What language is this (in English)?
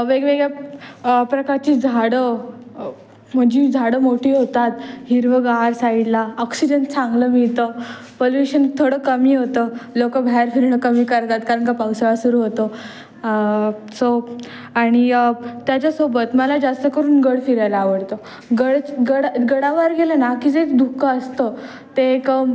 Marathi